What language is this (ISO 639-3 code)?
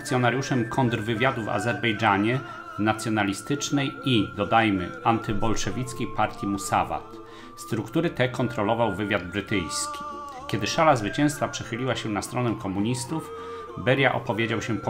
pol